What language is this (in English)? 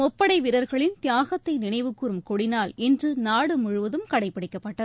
Tamil